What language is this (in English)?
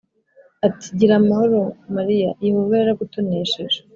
Kinyarwanda